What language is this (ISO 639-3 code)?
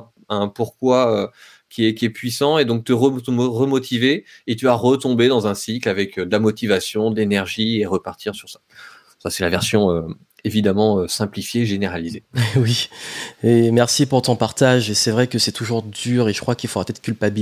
fra